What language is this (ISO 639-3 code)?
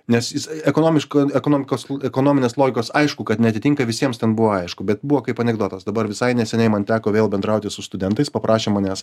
lit